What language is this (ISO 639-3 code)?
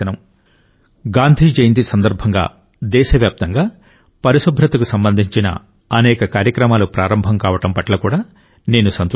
tel